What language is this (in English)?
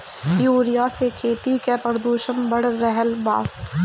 Bhojpuri